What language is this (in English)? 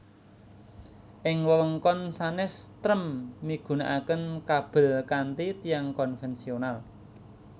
Javanese